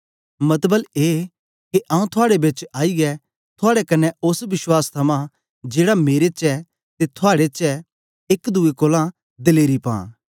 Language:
Dogri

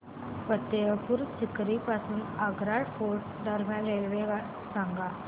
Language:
Marathi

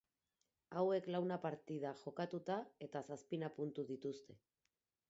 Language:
Basque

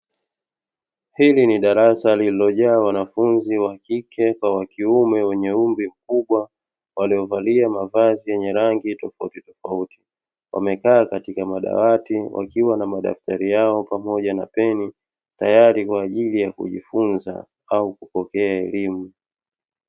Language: Swahili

